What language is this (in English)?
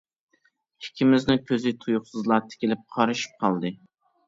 Uyghur